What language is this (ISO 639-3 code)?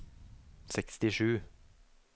nor